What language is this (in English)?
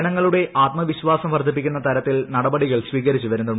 Malayalam